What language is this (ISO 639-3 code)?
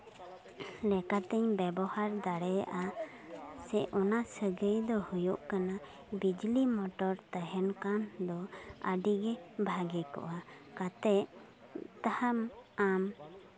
sat